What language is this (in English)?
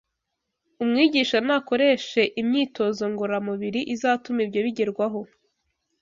Kinyarwanda